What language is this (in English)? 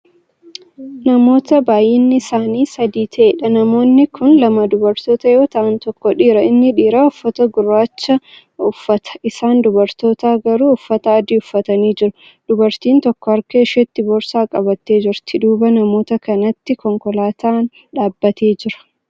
Oromo